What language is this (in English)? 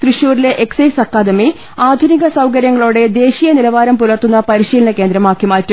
Malayalam